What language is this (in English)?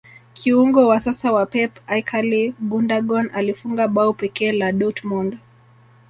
Swahili